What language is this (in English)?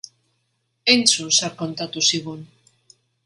Basque